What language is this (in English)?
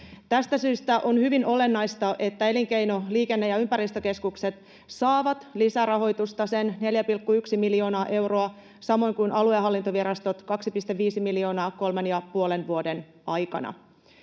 Finnish